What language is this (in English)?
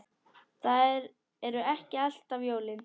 Icelandic